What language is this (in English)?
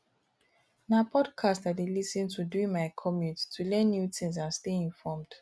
Nigerian Pidgin